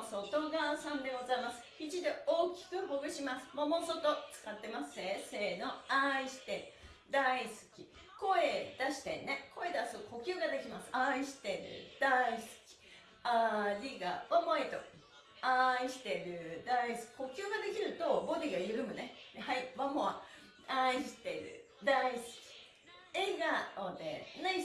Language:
Japanese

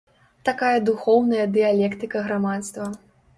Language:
Belarusian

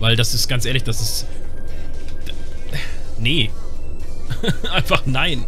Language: German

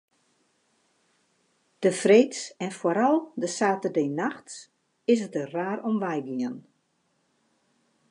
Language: Western Frisian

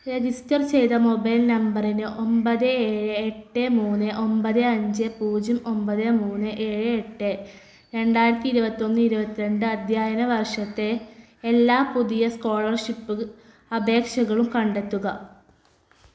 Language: Malayalam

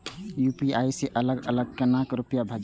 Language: Maithili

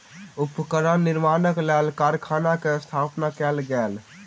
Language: Maithili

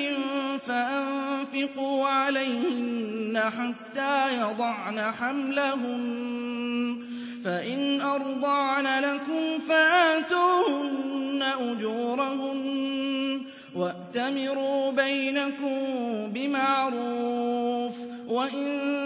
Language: Arabic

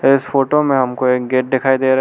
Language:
Hindi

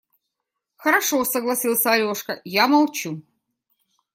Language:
Russian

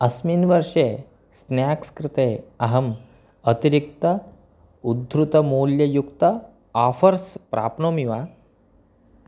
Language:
Sanskrit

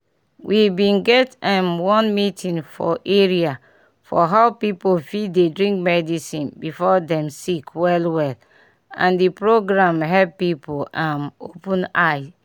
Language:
Nigerian Pidgin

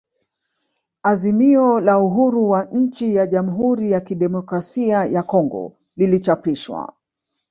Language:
Swahili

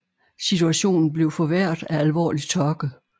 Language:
Danish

